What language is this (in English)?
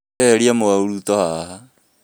Kikuyu